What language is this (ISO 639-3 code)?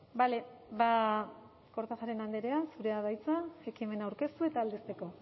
eus